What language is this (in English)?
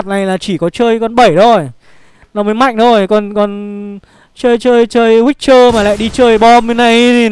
Vietnamese